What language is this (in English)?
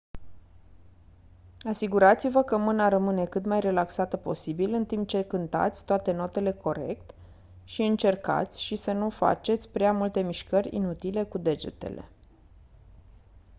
Romanian